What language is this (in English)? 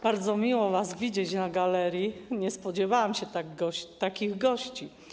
Polish